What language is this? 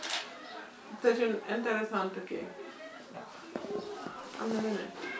Wolof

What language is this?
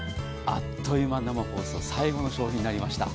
Japanese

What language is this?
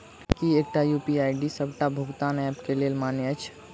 Maithili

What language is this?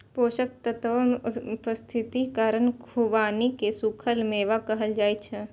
Maithili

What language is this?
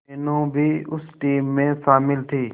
Hindi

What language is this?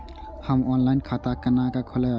Maithili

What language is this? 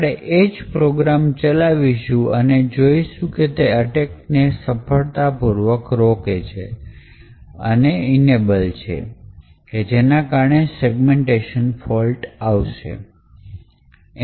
Gujarati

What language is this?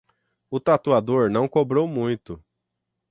Portuguese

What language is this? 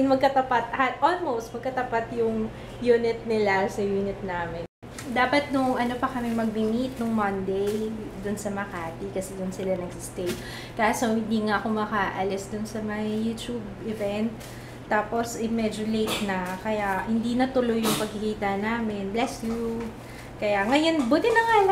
Filipino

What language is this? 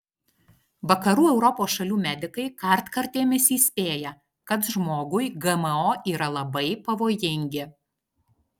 Lithuanian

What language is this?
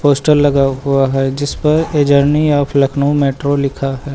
Hindi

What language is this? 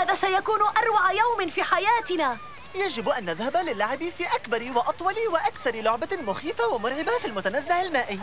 Arabic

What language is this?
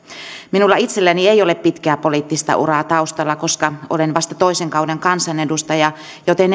Finnish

